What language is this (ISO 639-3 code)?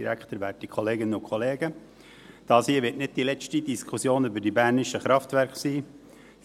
gsw